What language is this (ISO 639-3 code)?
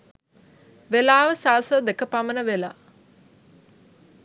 sin